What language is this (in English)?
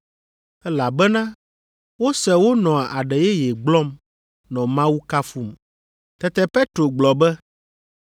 Ewe